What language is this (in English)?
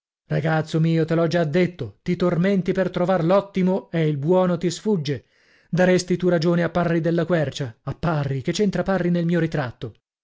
Italian